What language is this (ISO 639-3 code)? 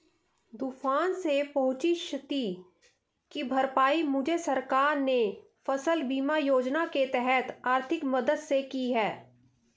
hin